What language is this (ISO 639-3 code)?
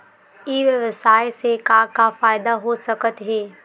hne